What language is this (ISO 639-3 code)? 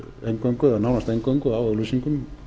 isl